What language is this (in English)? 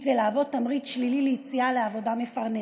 Hebrew